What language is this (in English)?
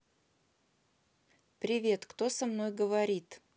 Russian